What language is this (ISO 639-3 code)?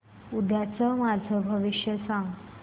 mar